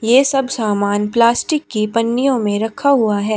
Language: Hindi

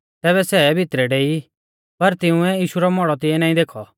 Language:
Mahasu Pahari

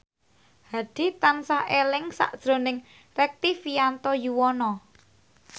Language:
Javanese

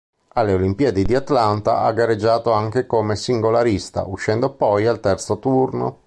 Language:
Italian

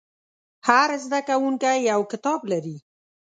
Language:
Pashto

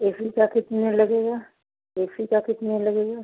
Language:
Hindi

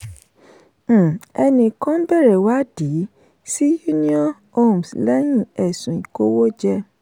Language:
Yoruba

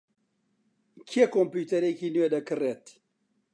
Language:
Central Kurdish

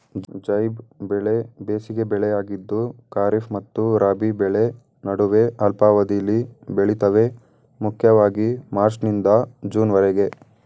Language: Kannada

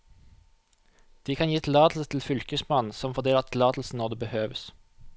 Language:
Norwegian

